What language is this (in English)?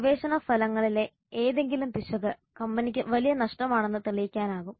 Malayalam